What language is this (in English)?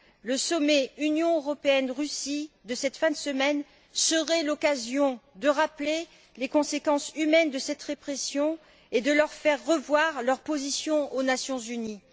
French